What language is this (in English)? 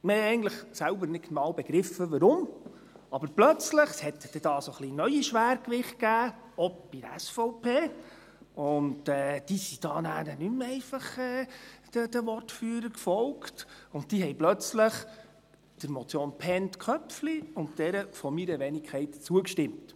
Swiss German